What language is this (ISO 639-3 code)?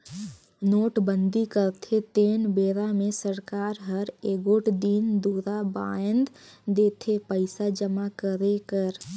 hne